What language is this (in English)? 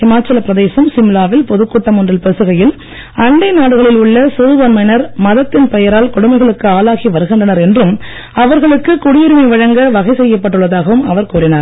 Tamil